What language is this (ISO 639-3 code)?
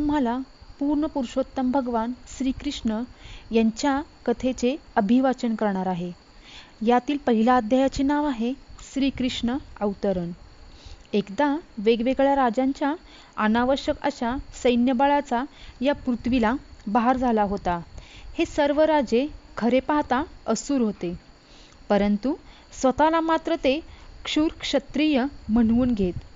mar